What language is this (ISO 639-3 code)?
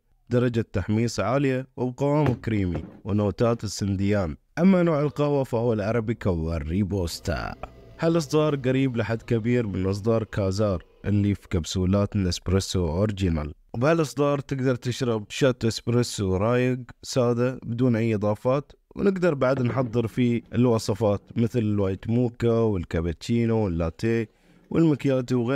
ara